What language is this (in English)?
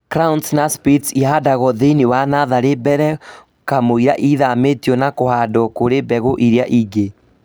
Kikuyu